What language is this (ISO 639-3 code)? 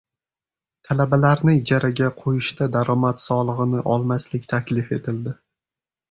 uzb